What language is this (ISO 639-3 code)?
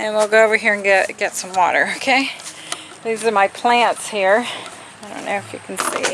eng